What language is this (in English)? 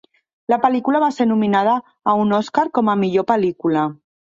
Catalan